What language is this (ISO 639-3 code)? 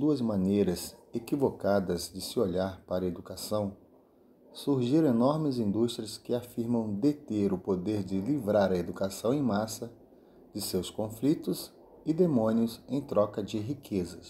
por